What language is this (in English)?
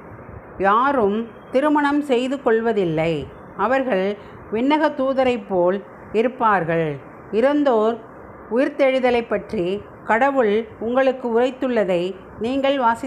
Tamil